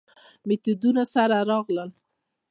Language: Pashto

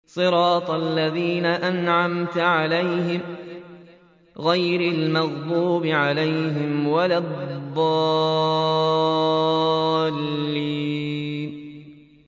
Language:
Arabic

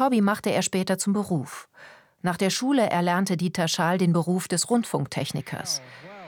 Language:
German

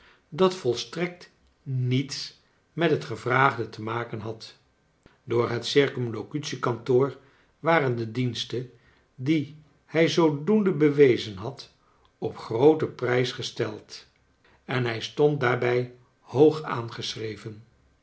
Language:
Dutch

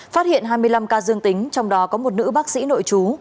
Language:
Vietnamese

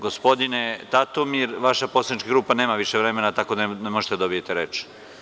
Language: Serbian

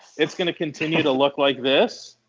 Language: English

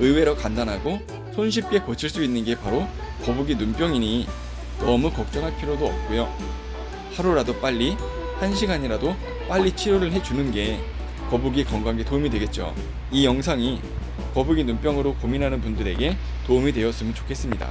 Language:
Korean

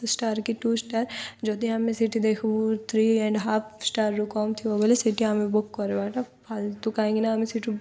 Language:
Odia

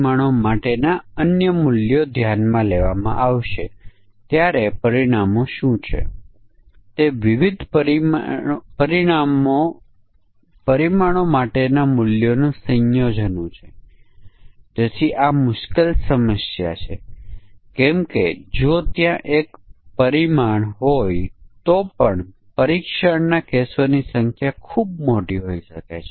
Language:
Gujarati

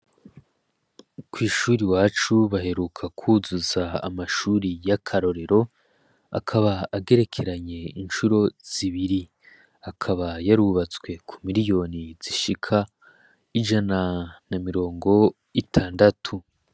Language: Rundi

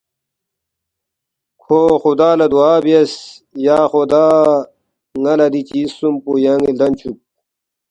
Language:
Balti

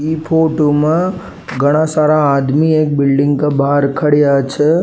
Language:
Rajasthani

